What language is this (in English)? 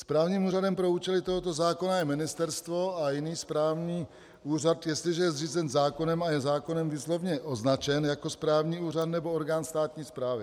Czech